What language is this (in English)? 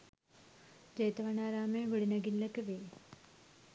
Sinhala